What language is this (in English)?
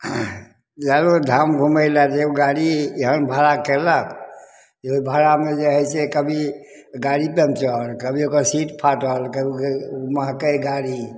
Maithili